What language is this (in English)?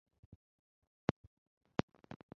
Chinese